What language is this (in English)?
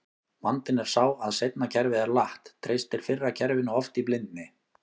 Icelandic